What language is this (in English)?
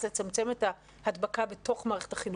Hebrew